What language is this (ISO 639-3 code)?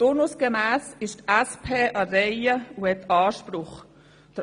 gsw